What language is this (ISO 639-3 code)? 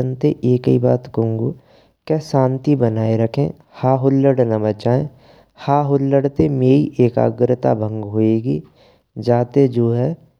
bra